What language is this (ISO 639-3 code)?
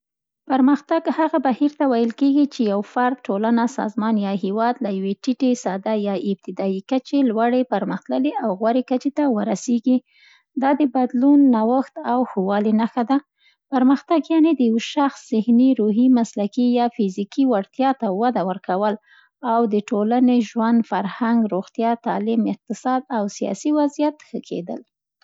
pst